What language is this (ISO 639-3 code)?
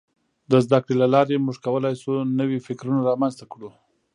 pus